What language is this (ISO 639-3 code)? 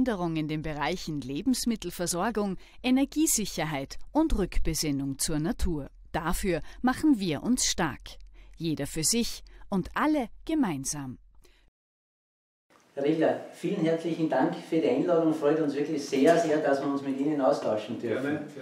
deu